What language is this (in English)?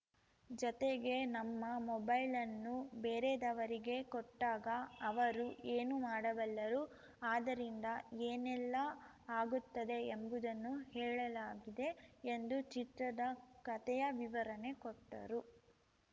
Kannada